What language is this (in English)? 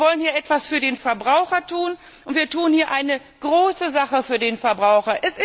German